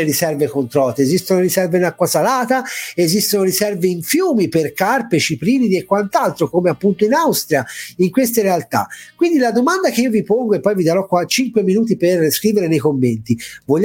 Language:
Italian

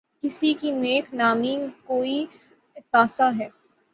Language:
Urdu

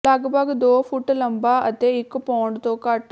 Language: Punjabi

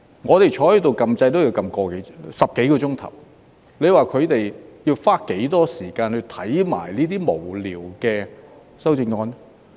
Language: Cantonese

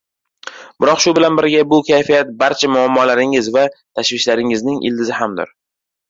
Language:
Uzbek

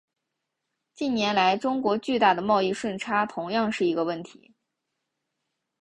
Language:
Chinese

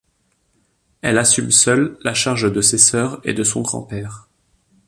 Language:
French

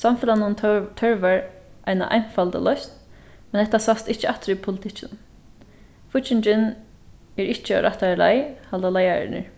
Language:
Faroese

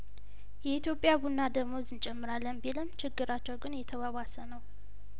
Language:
Amharic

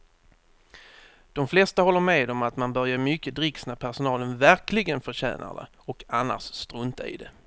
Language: Swedish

